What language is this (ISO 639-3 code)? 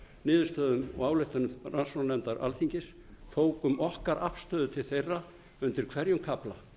isl